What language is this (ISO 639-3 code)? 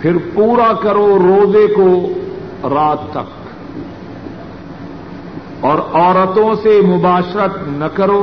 urd